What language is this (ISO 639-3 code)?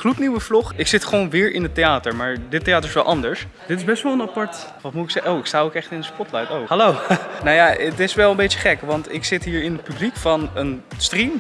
nld